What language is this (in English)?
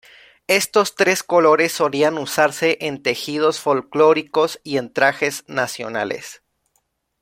Spanish